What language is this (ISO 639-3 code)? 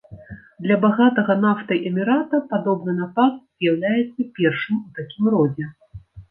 bel